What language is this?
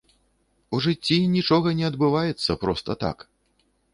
Belarusian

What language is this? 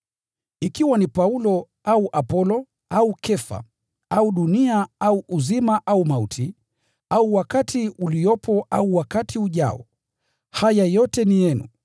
Swahili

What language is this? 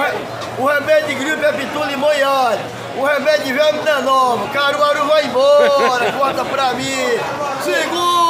Portuguese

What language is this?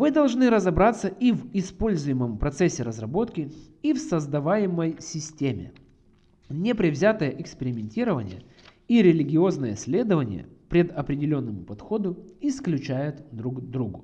Russian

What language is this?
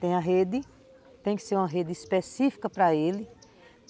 Portuguese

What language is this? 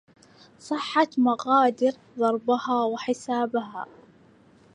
Arabic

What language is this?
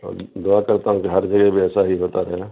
Urdu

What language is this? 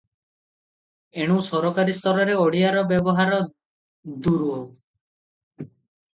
Odia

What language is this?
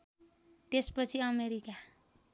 Nepali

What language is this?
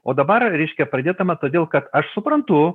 Lithuanian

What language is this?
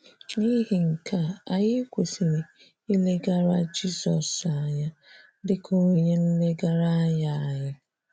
Igbo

